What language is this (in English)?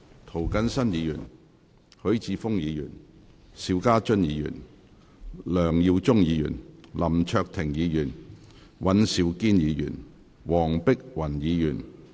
Cantonese